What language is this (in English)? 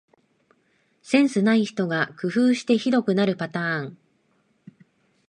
Japanese